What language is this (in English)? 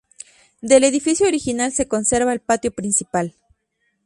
Spanish